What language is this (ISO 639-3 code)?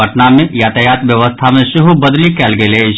mai